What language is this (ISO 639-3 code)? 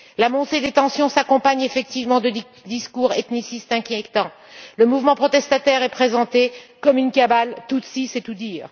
fra